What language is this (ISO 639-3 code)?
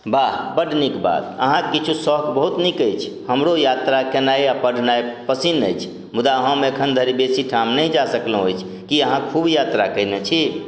mai